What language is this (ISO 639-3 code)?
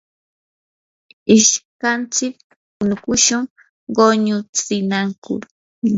qur